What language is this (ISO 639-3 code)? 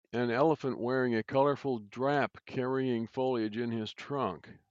eng